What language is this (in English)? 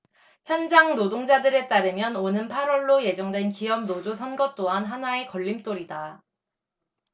Korean